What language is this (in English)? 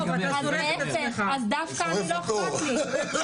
Hebrew